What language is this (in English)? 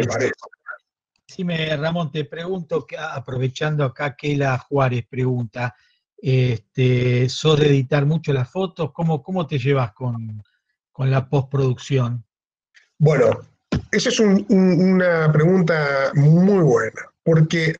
Spanish